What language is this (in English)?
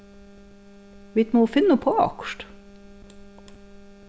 Faroese